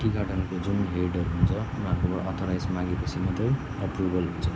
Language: Nepali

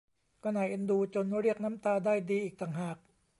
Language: Thai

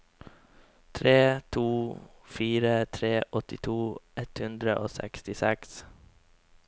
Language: Norwegian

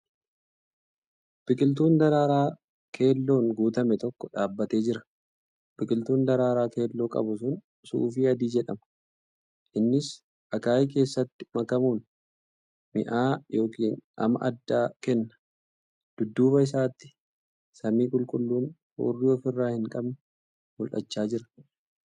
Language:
Oromo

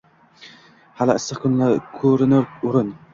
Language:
Uzbek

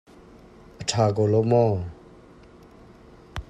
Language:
Hakha Chin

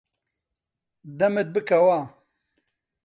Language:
Central Kurdish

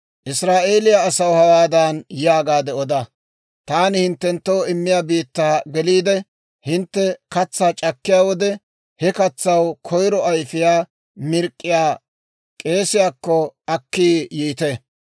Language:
Dawro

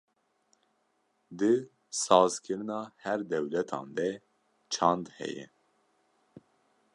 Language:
Kurdish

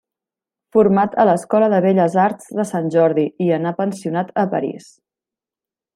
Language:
Catalan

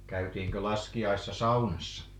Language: Finnish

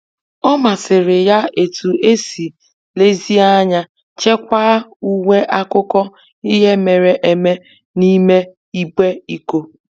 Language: Igbo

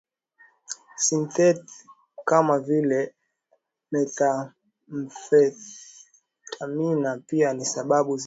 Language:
Swahili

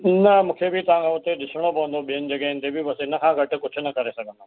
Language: Sindhi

